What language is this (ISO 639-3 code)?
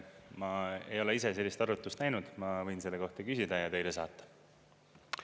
est